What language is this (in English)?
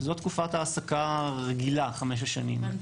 Hebrew